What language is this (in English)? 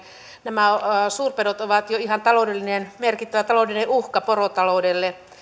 Finnish